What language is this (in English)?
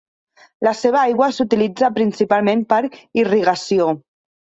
Catalan